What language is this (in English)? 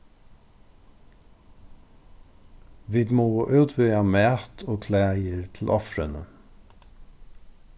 Faroese